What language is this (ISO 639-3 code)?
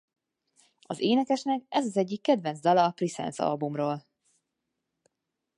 hun